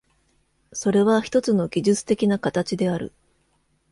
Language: Japanese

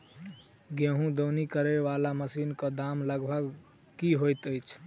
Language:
Maithili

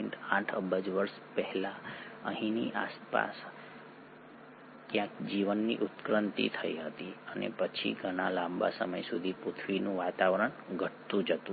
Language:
Gujarati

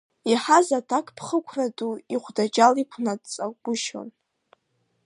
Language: Abkhazian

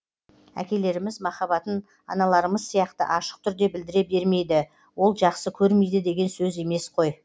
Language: Kazakh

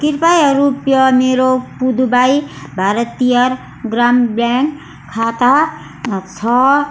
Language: Nepali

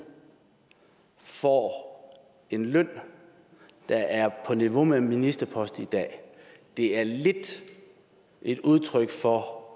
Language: Danish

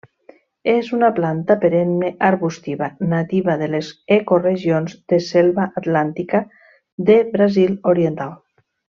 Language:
Catalan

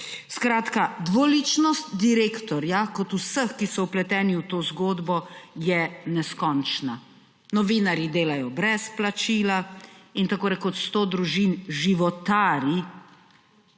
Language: Slovenian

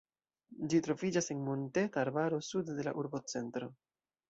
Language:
Esperanto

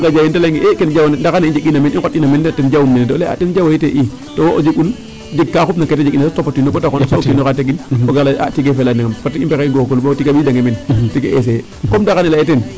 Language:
Serer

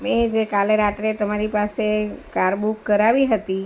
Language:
Gujarati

